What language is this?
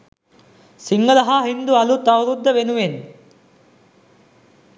Sinhala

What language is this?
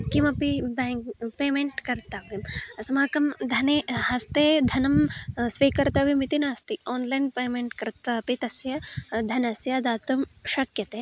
Sanskrit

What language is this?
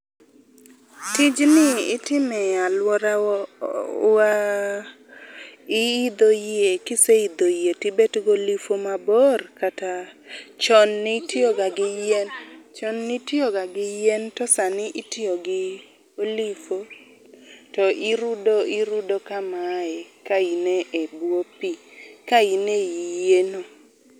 Luo (Kenya and Tanzania)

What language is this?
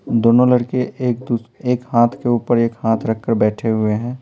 Hindi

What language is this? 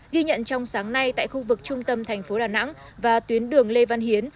Vietnamese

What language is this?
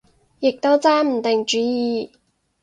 Cantonese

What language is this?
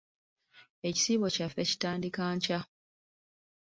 Ganda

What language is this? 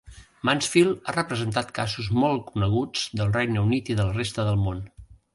Catalan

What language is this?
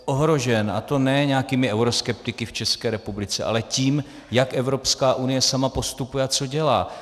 Czech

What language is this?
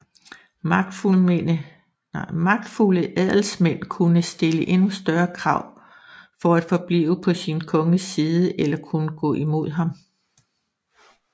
Danish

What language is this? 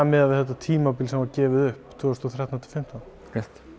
Icelandic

